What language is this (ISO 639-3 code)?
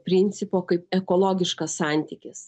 lit